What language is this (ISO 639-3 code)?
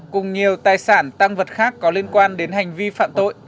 vie